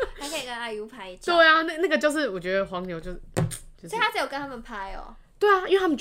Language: Chinese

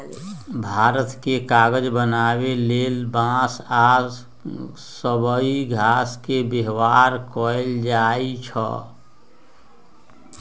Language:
Magahi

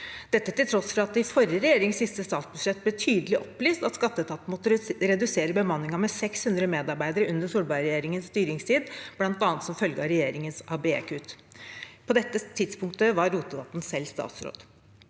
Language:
Norwegian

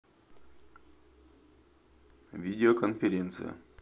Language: Russian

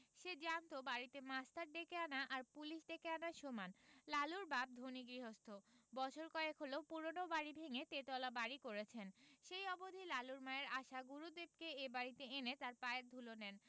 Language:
Bangla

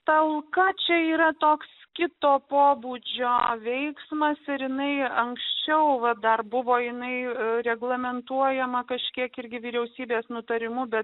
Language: Lithuanian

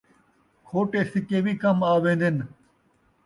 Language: Saraiki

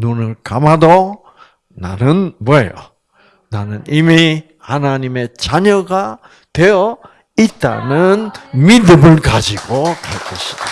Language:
Korean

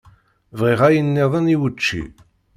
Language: Kabyle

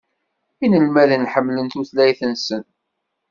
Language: Kabyle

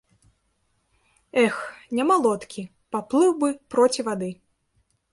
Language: Belarusian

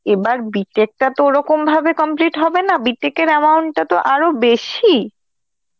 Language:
Bangla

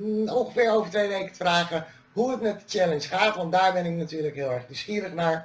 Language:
Dutch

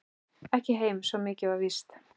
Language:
Icelandic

